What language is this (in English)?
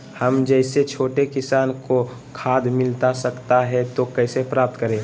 Magahi